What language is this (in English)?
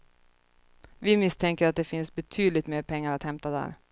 Swedish